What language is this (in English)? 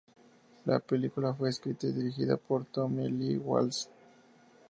Spanish